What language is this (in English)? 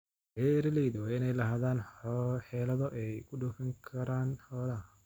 Somali